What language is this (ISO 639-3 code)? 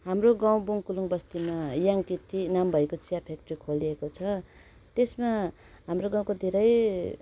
nep